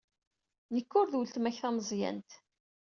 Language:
Kabyle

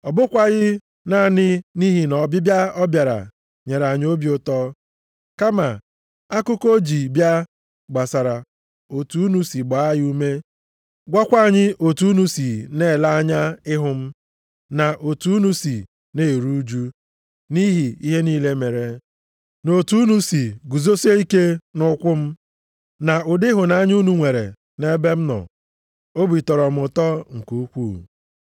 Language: Igbo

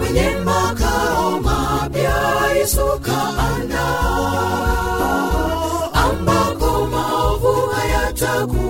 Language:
Swahili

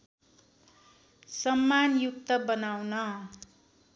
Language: Nepali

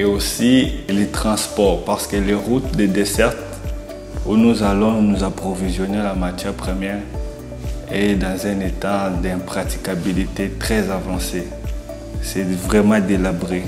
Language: French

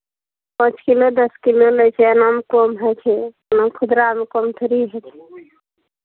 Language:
Maithili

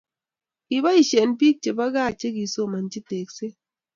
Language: Kalenjin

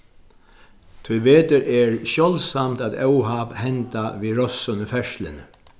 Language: Faroese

